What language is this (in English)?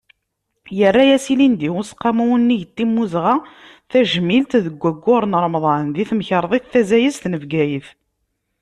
Kabyle